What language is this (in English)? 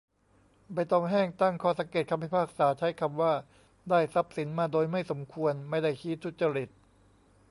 Thai